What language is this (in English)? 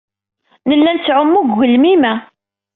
Kabyle